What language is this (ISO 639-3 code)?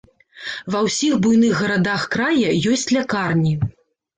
bel